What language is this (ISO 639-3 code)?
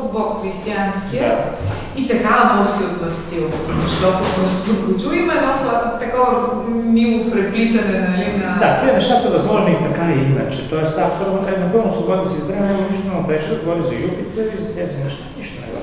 bul